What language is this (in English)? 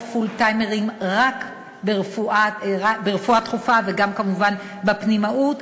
Hebrew